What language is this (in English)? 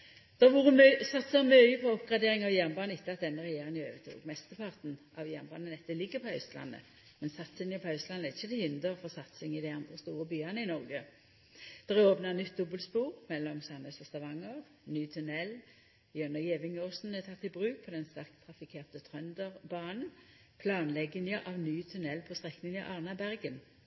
Norwegian Nynorsk